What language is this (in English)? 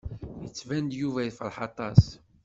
Kabyle